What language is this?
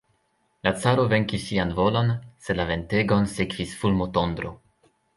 Esperanto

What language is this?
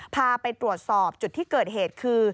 Thai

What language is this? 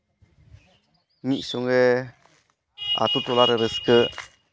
Santali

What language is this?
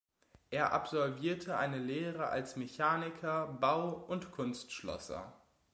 German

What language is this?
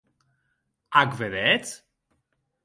Occitan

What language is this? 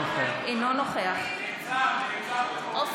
Hebrew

